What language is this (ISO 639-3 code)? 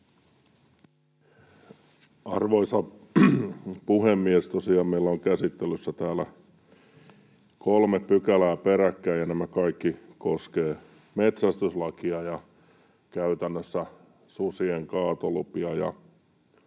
fin